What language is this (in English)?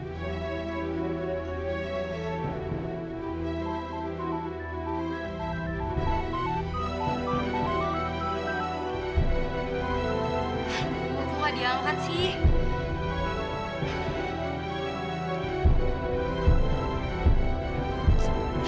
Indonesian